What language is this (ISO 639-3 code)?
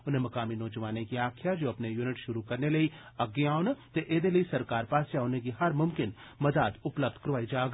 doi